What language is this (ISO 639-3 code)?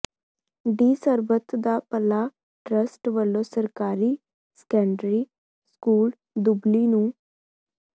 pan